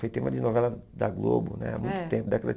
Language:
Portuguese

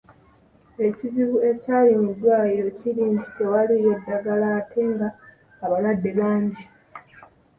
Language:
Ganda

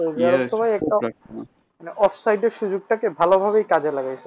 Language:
Bangla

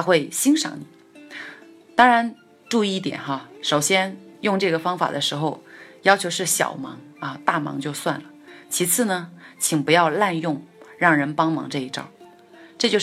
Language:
Chinese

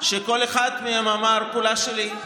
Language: Hebrew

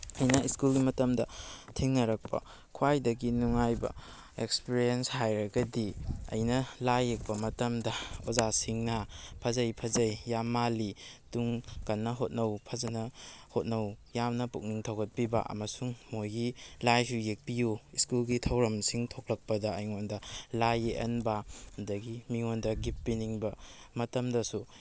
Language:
Manipuri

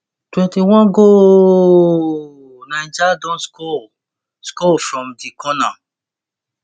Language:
Nigerian Pidgin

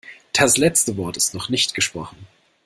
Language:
German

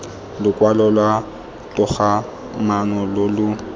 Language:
Tswana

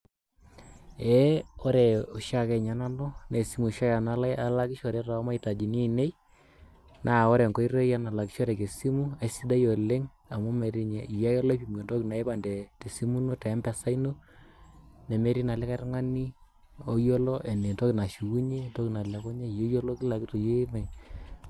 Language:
Masai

